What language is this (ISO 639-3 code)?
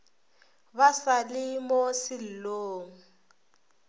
nso